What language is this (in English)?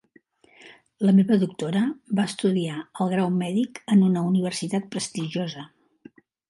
Catalan